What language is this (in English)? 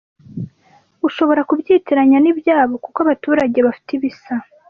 Kinyarwanda